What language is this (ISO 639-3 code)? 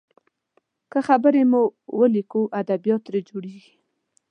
pus